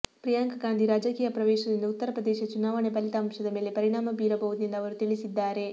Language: Kannada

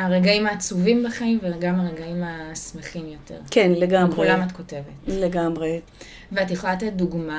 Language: Hebrew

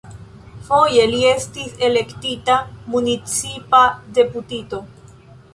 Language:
Esperanto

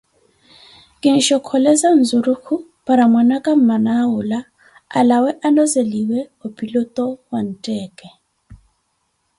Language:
Koti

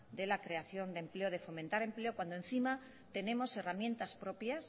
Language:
Spanish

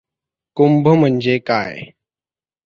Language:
Marathi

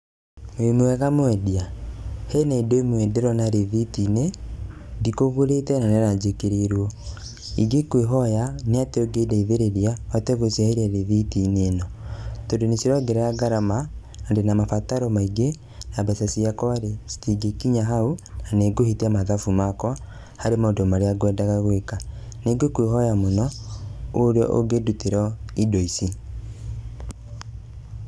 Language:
Kikuyu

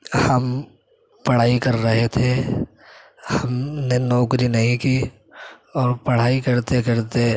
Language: Urdu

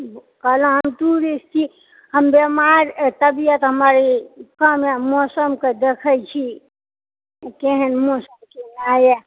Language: Maithili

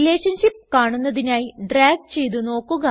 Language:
Malayalam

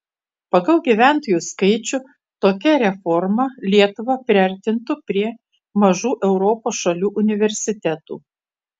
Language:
Lithuanian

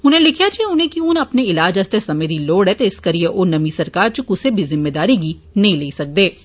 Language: Dogri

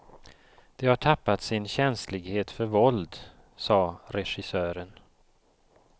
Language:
Swedish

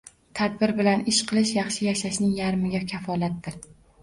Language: Uzbek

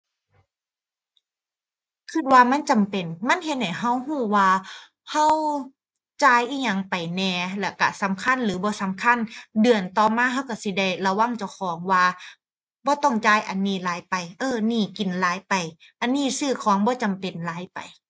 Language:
Thai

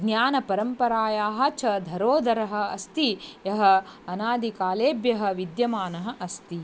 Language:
Sanskrit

